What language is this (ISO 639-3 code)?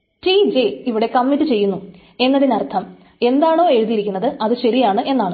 mal